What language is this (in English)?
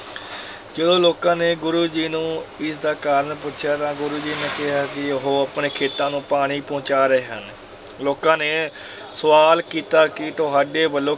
Punjabi